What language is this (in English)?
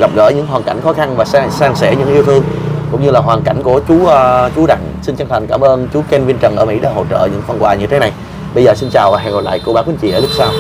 Vietnamese